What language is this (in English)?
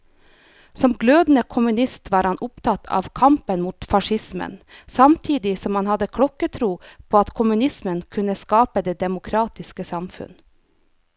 Norwegian